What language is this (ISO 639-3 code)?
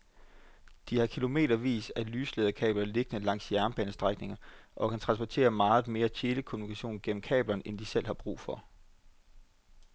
dan